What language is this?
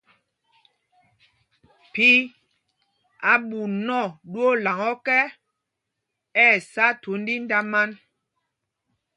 Mpumpong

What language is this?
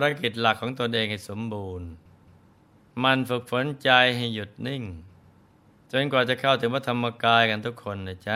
Thai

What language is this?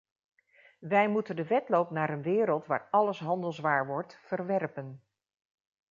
Dutch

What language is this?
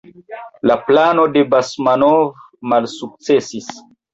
Esperanto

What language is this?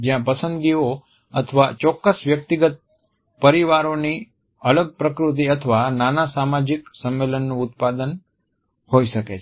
Gujarati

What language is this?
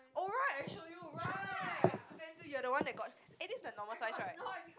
English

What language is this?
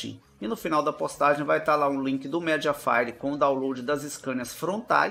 Portuguese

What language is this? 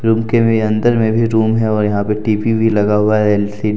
Hindi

